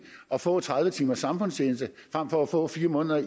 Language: Danish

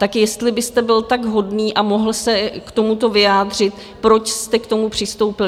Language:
Czech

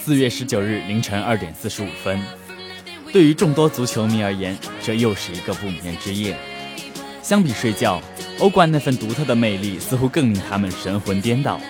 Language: Chinese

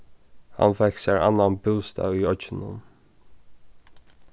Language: Faroese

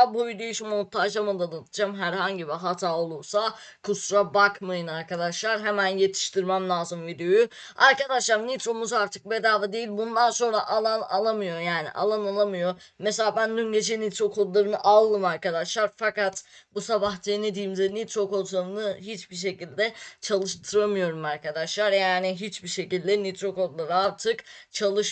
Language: Turkish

